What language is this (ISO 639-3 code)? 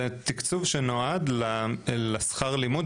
heb